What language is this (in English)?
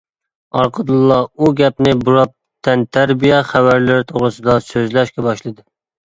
Uyghur